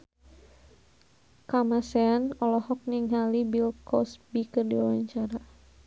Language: Sundanese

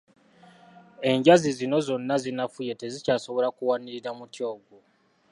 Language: Ganda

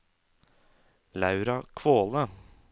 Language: Norwegian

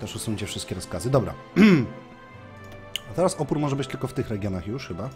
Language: Polish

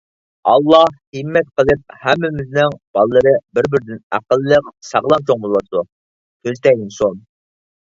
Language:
Uyghur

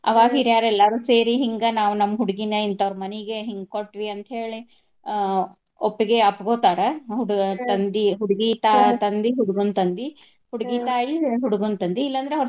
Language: Kannada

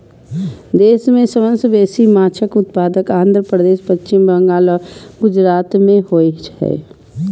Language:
Maithili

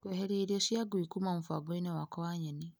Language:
Kikuyu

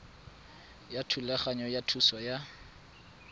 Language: Tswana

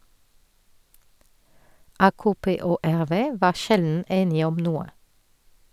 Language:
Norwegian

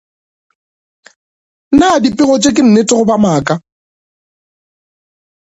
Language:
Northern Sotho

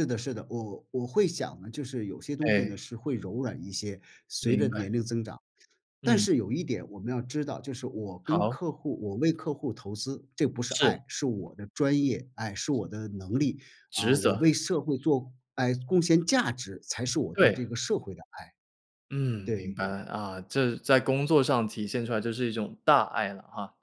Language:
Chinese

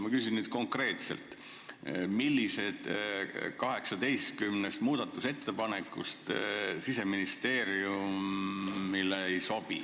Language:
Estonian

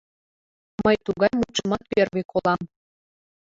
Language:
Mari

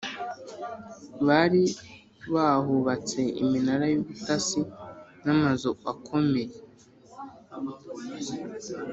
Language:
Kinyarwanda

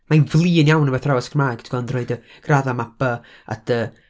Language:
Welsh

